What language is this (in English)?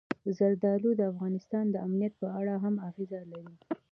Pashto